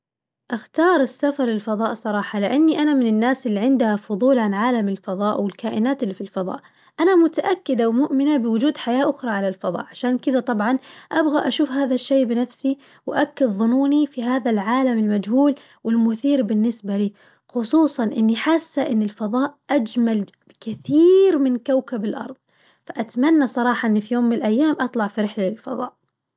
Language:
Najdi Arabic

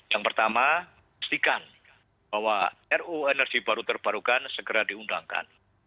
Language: Indonesian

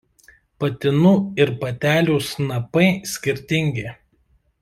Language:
Lithuanian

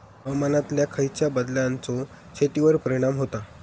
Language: Marathi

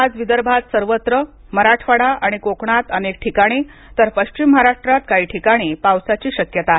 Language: Marathi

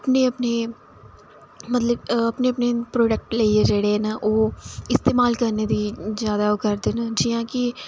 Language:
Dogri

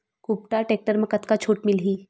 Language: Chhattisgarhi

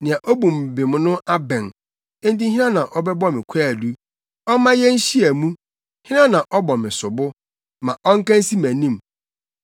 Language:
Akan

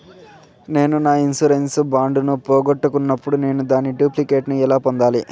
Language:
Telugu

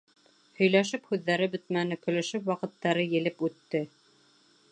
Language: Bashkir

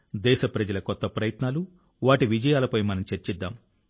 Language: Telugu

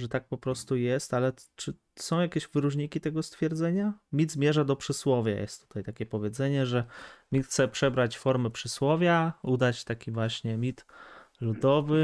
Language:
Polish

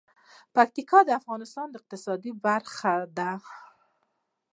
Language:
Pashto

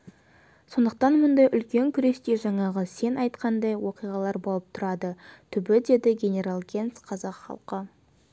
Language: Kazakh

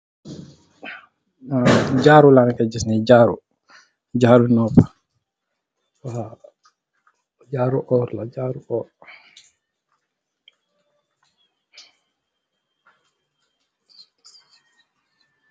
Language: Wolof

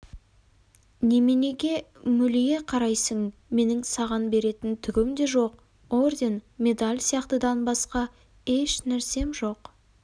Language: Kazakh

